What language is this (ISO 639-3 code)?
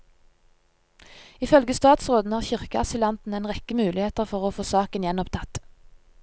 nor